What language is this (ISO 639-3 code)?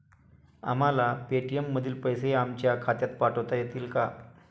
mar